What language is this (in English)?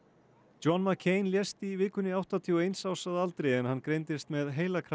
Icelandic